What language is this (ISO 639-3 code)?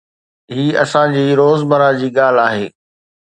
snd